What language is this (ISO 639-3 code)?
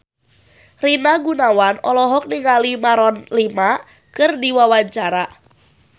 sun